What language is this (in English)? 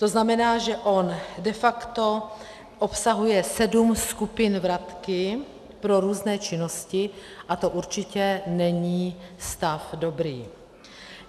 Czech